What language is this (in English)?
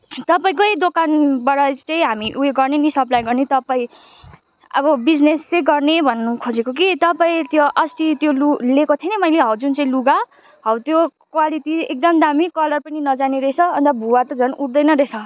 Nepali